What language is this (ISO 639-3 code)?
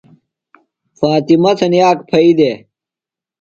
phl